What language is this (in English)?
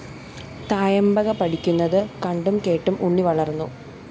Malayalam